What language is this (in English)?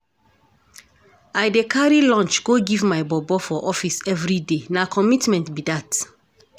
Nigerian Pidgin